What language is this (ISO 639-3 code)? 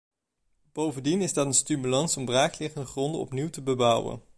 nld